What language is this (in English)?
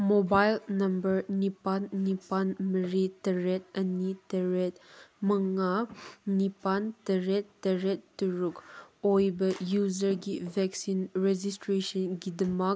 Manipuri